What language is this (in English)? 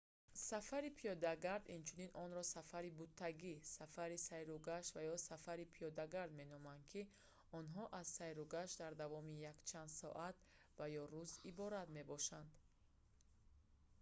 Tajik